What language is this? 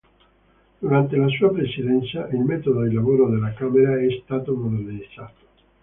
Italian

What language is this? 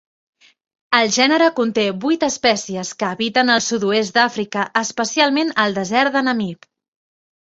Catalan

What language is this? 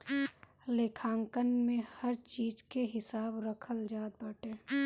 Bhojpuri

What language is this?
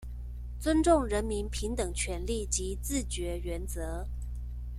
Chinese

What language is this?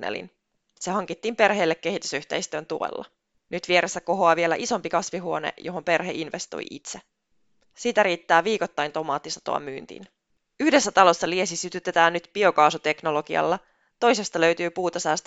Finnish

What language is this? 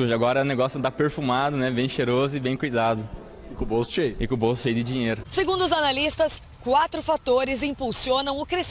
Portuguese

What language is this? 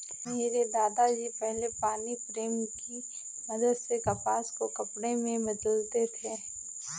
Hindi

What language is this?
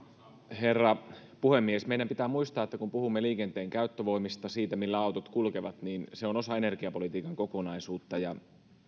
Finnish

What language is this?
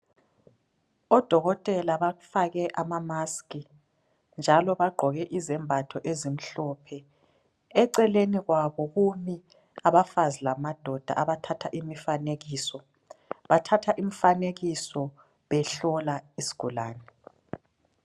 North Ndebele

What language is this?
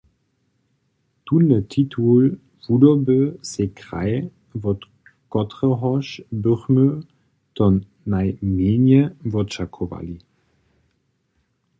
Upper Sorbian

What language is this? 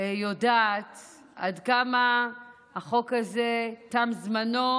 Hebrew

